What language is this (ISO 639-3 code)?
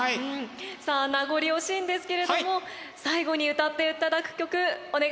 jpn